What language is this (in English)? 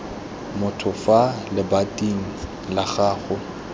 Tswana